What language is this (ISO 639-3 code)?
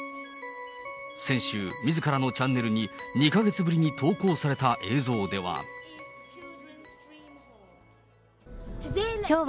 jpn